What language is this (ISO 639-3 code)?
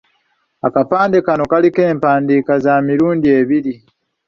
lug